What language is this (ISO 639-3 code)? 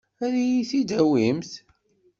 kab